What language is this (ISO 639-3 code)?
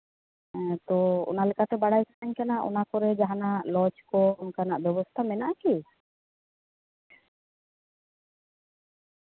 sat